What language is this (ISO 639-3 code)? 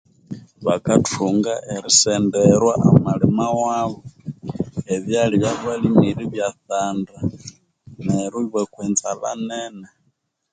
koo